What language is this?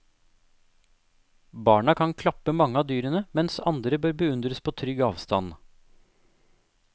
Norwegian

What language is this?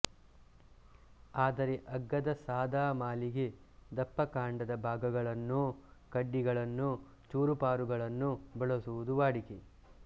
Kannada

